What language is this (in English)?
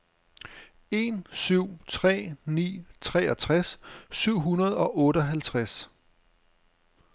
Danish